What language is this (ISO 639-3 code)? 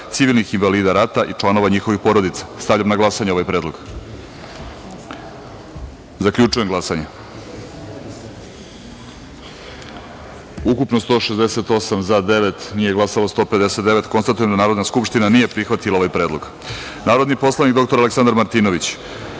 srp